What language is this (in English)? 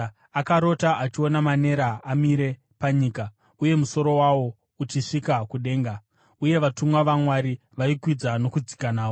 Shona